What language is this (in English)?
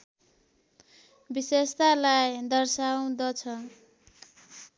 Nepali